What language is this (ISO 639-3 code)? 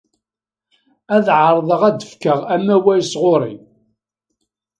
kab